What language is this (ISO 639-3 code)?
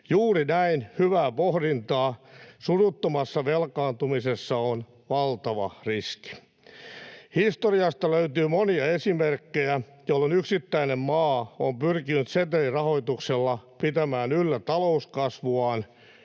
fin